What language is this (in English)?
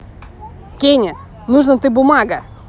Russian